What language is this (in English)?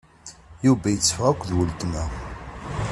Kabyle